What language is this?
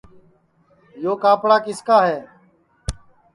Sansi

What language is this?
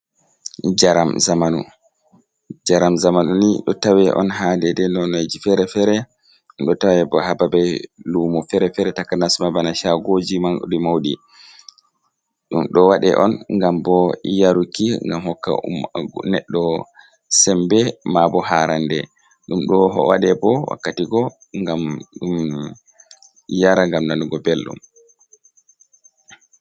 Fula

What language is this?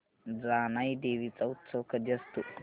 Marathi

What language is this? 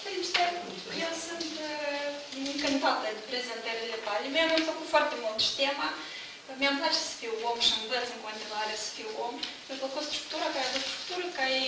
Romanian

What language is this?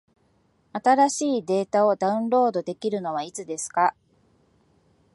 Japanese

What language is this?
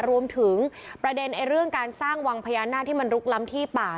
Thai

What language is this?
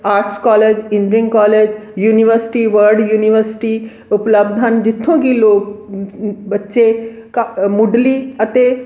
Punjabi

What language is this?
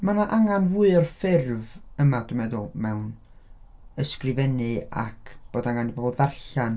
Welsh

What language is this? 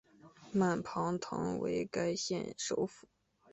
Chinese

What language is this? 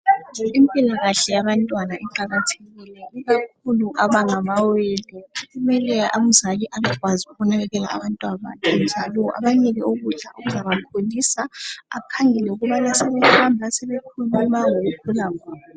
North Ndebele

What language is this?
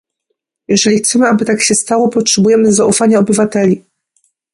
Polish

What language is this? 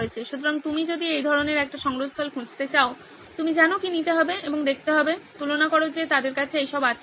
Bangla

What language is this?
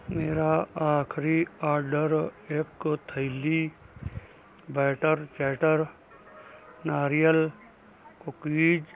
Punjabi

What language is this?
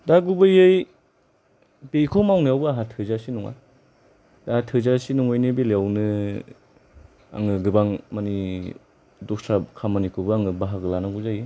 Bodo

